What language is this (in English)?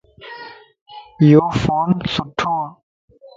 Lasi